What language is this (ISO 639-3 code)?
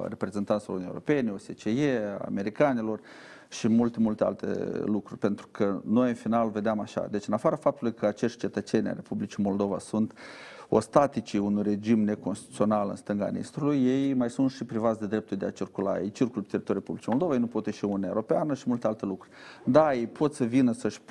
ron